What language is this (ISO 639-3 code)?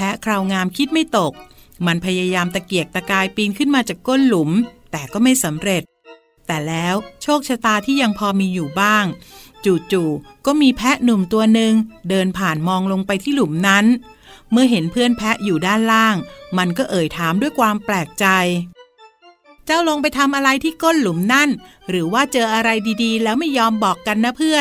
tha